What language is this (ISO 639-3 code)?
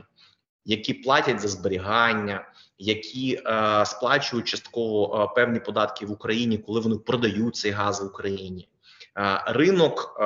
ukr